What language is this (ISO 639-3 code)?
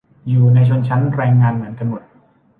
tha